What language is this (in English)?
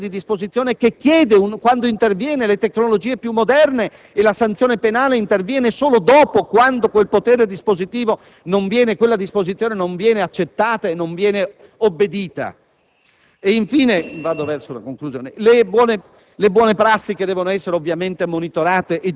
Italian